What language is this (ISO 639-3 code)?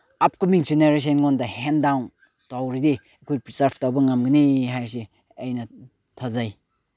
mni